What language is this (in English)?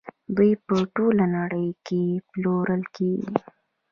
Pashto